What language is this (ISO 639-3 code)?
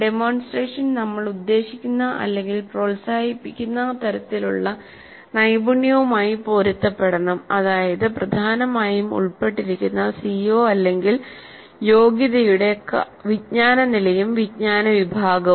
mal